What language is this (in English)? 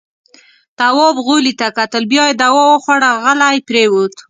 Pashto